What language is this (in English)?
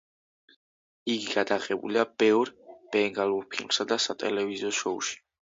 Georgian